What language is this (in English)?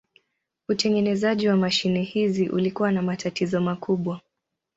Swahili